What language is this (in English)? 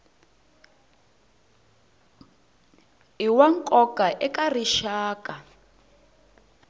Tsonga